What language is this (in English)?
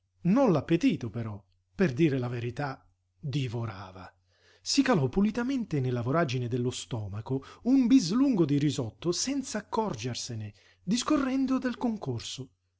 Italian